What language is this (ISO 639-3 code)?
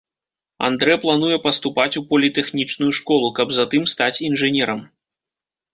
bel